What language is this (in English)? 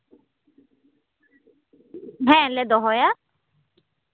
Santali